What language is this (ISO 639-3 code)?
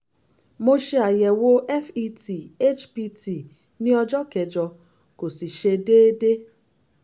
yor